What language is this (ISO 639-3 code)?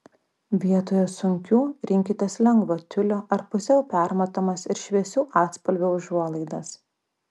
lit